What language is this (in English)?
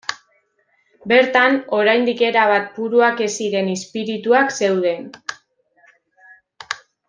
Basque